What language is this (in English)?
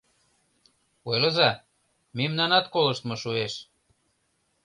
Mari